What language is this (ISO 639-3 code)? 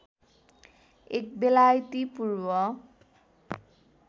nep